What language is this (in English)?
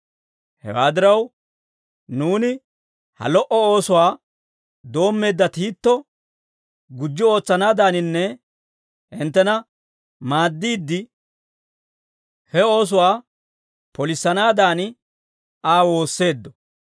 Dawro